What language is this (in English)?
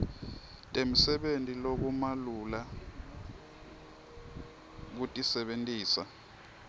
Swati